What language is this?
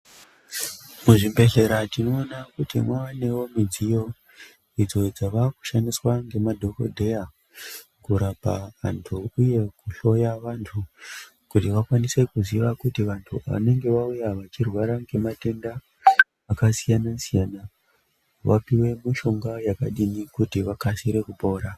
Ndau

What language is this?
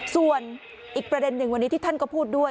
Thai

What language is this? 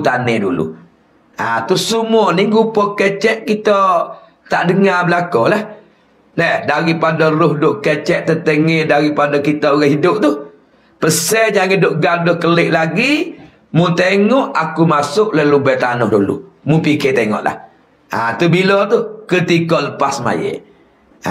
Malay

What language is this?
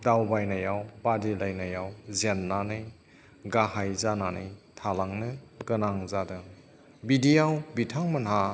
Bodo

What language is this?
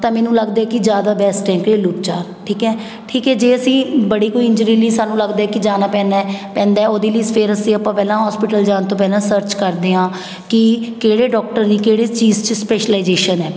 Punjabi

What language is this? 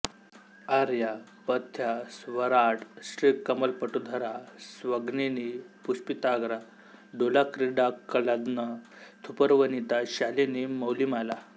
Marathi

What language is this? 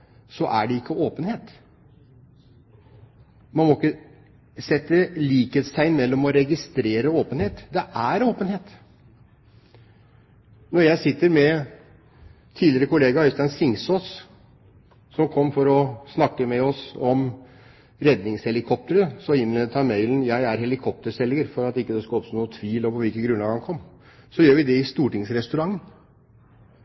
Norwegian Bokmål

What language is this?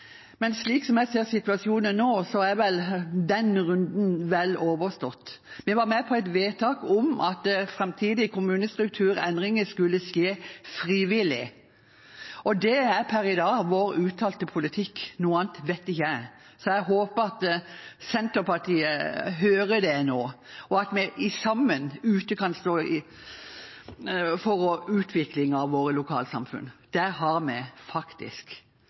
Norwegian Nynorsk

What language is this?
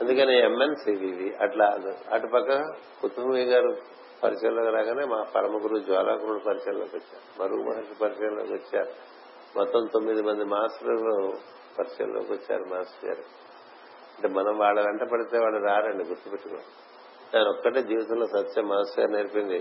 Telugu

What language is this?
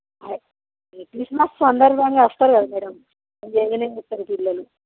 Telugu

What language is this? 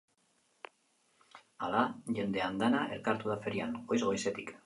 Basque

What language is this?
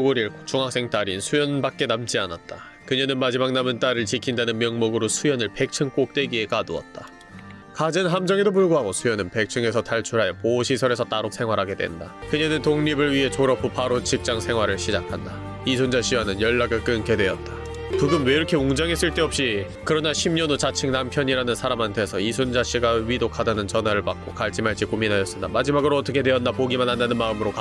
Korean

